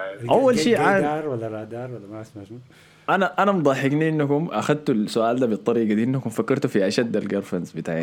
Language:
Arabic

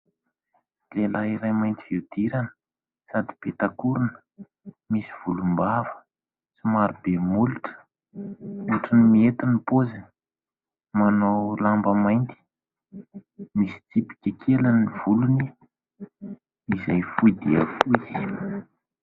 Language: Malagasy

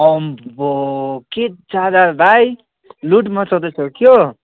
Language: Nepali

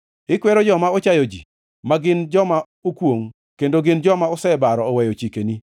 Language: Luo (Kenya and Tanzania)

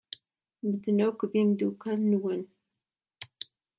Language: Kabyle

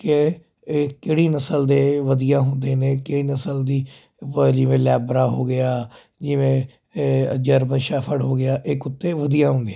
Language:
Punjabi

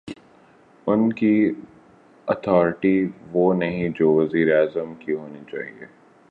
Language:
Urdu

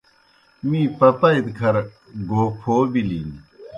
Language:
Kohistani Shina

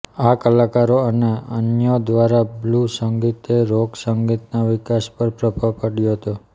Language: Gujarati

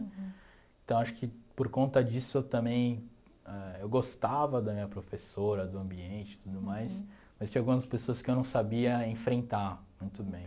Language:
Portuguese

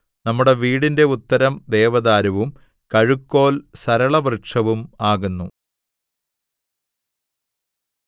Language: Malayalam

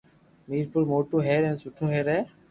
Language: Loarki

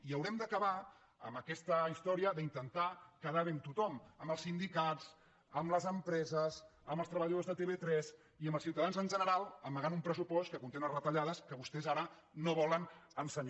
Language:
Catalan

